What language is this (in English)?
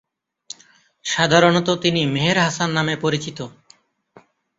Bangla